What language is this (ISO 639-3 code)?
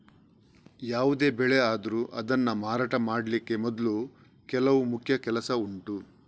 kan